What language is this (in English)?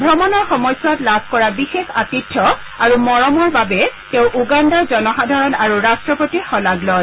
Assamese